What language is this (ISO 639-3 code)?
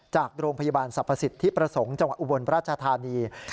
tha